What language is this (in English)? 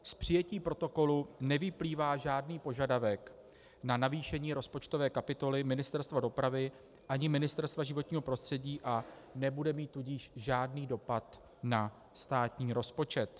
Czech